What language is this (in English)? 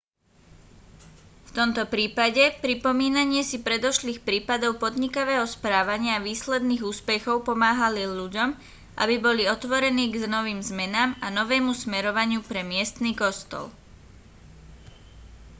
Slovak